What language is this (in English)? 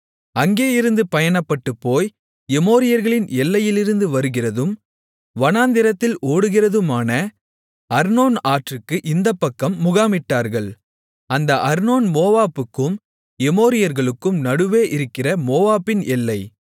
Tamil